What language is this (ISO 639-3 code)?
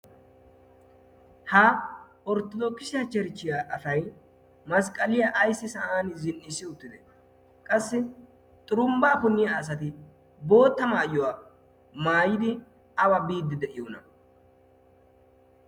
wal